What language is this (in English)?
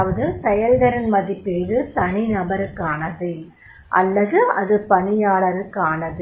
Tamil